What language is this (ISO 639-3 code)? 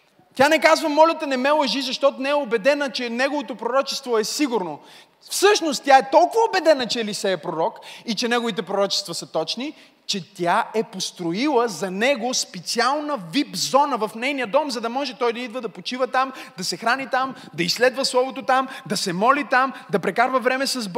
bul